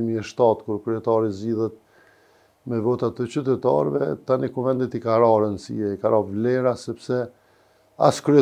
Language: Romanian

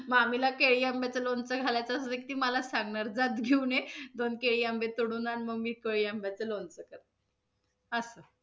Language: Marathi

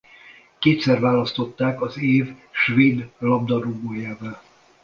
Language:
Hungarian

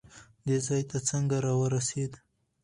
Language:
Pashto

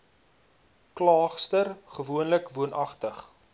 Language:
Afrikaans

